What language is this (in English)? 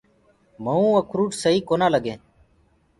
Gurgula